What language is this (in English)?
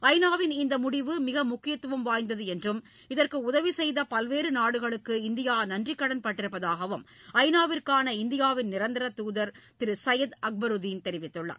Tamil